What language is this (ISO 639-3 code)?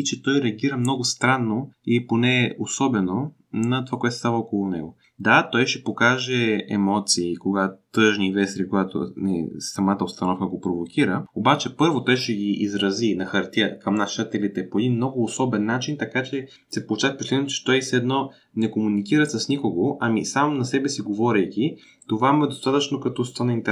bul